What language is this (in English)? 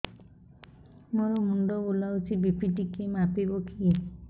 Odia